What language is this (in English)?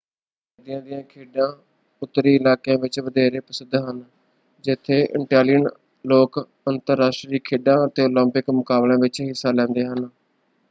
Punjabi